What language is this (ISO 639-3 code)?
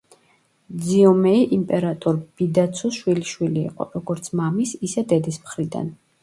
kat